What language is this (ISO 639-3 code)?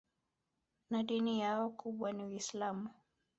swa